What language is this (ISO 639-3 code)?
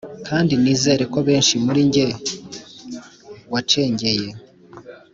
kin